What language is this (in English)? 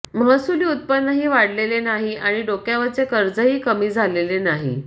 Marathi